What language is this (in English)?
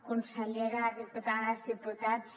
Catalan